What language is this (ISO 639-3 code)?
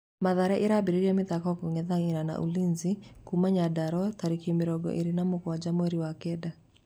kik